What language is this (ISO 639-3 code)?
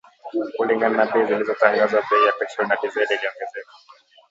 swa